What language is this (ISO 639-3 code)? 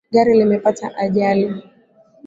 swa